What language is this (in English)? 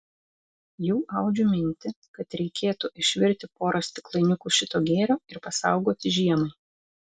Lithuanian